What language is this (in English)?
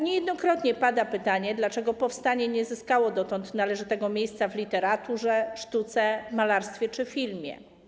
Polish